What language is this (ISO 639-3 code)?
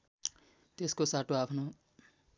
nep